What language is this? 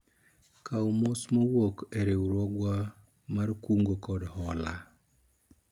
Luo (Kenya and Tanzania)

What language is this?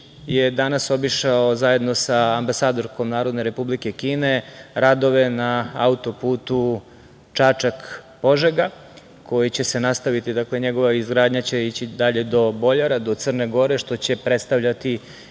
Serbian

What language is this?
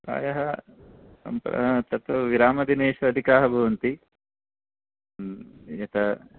Sanskrit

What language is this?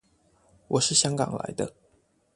Chinese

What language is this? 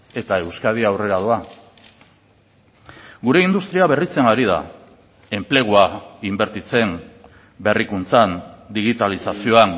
Basque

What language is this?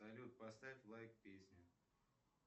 Russian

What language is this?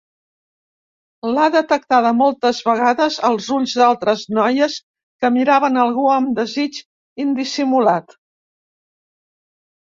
Catalan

